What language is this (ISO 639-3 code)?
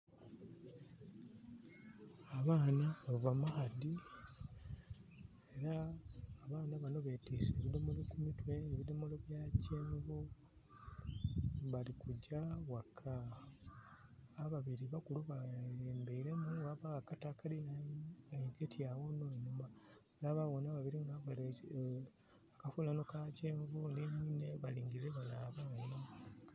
xog